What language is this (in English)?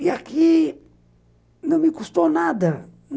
Portuguese